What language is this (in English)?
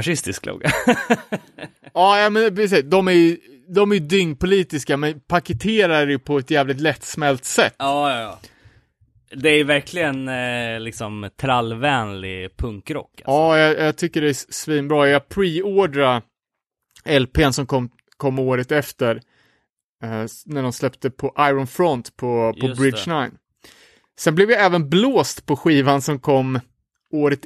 Swedish